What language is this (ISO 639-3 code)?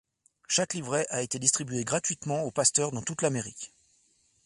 fra